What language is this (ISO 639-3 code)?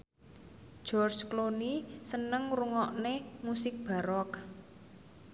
jav